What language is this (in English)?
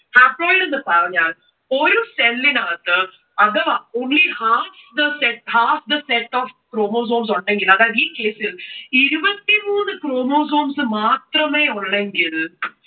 Malayalam